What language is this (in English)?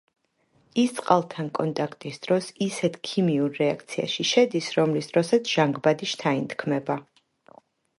Georgian